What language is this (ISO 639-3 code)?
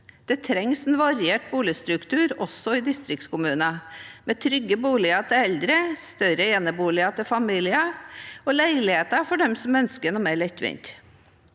nor